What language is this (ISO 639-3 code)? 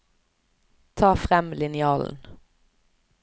nor